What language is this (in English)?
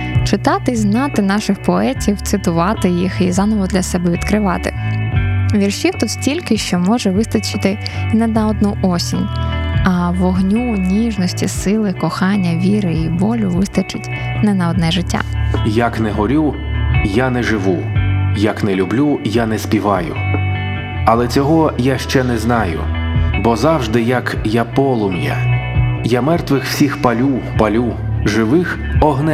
Ukrainian